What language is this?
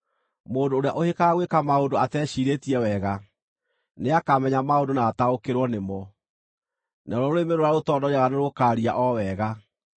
Kikuyu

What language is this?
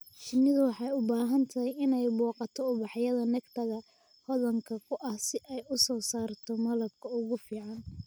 Somali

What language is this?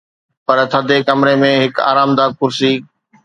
Sindhi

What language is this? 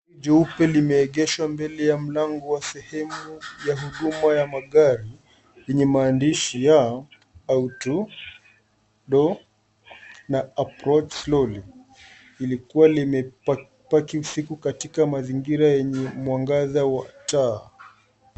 Swahili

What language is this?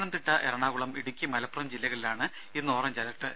Malayalam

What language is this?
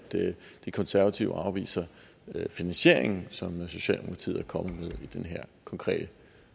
Danish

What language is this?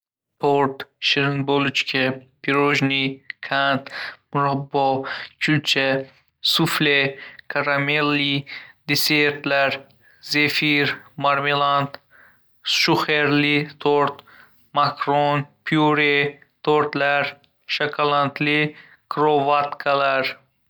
Uzbek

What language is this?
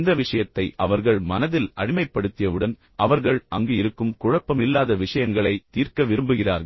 Tamil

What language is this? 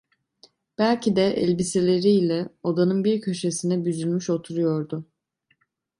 Turkish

